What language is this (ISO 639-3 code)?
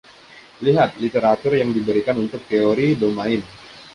ind